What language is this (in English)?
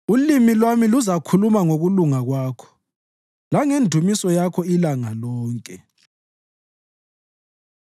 North Ndebele